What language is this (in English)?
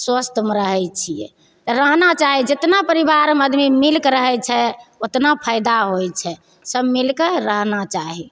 Maithili